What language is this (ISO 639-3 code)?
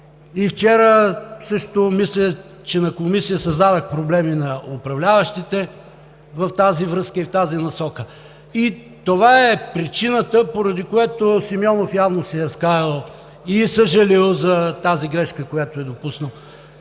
bul